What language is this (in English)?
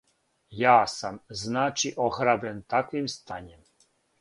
Serbian